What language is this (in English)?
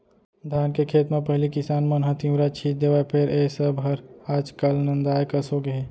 Chhattisgarhi